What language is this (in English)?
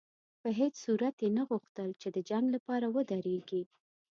Pashto